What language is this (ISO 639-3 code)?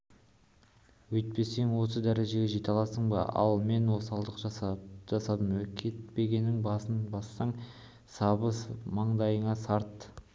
kaz